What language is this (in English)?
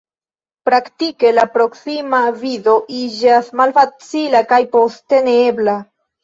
Esperanto